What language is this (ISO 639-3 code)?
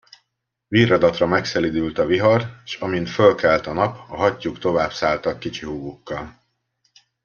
hun